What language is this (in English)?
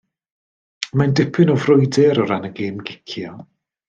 Welsh